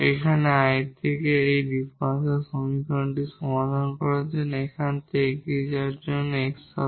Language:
Bangla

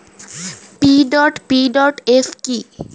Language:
Bangla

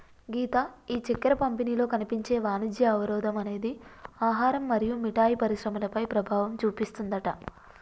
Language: Telugu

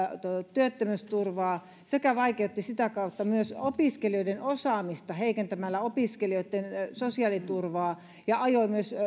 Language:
Finnish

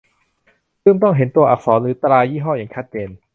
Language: Thai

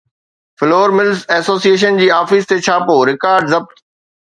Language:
Sindhi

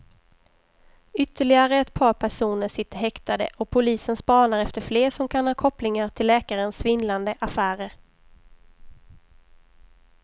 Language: Swedish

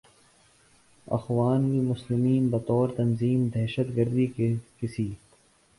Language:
Urdu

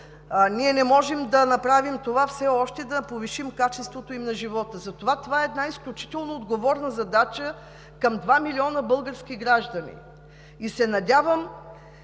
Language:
Bulgarian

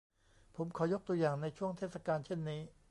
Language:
Thai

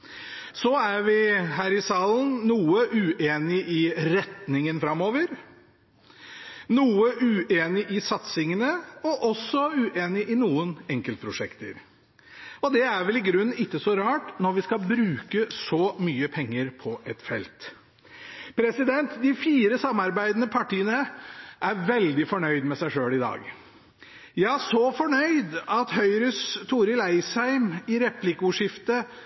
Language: Norwegian Bokmål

